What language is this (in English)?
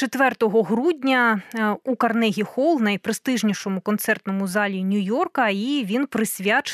Ukrainian